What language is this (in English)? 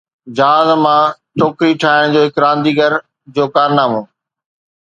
Sindhi